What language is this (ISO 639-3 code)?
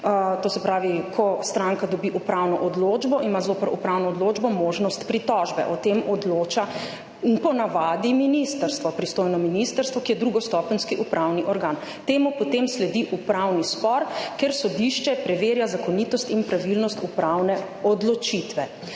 slv